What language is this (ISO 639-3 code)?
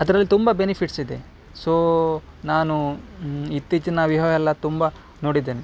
kan